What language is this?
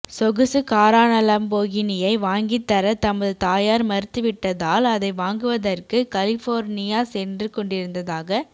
Tamil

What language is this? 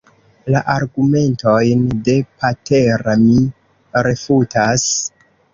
Esperanto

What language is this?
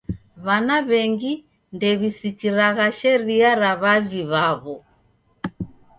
Taita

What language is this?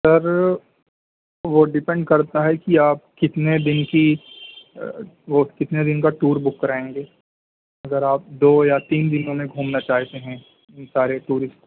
Urdu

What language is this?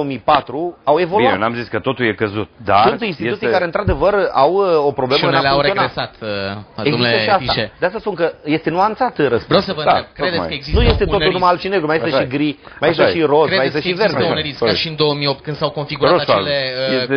Romanian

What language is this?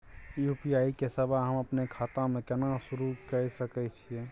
Maithili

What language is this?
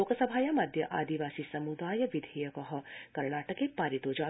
Sanskrit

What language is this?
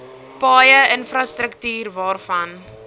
Afrikaans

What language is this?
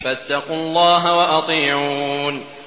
Arabic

